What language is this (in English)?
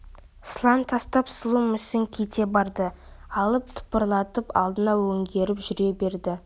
Kazakh